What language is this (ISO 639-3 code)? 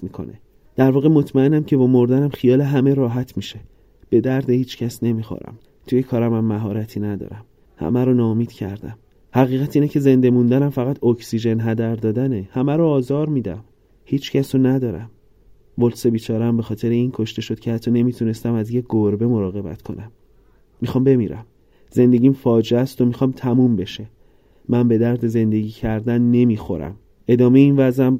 fas